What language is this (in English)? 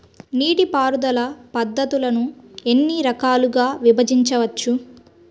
Telugu